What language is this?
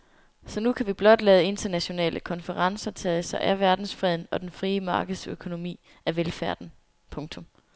Danish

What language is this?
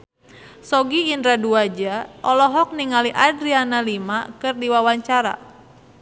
Sundanese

